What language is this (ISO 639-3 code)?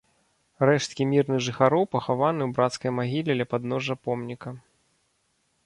bel